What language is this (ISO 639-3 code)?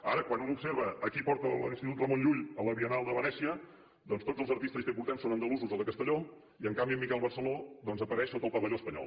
cat